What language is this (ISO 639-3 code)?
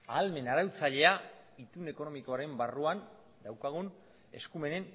eus